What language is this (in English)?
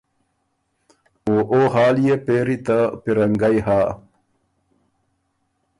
Ormuri